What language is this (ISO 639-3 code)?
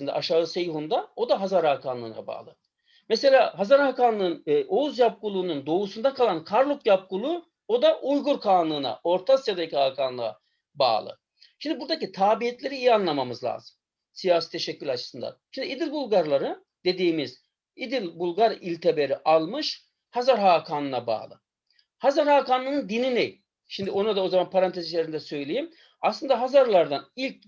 tur